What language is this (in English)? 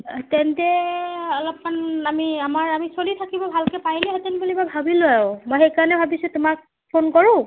Assamese